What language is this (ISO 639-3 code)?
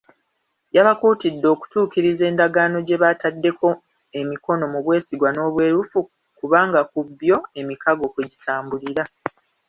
lug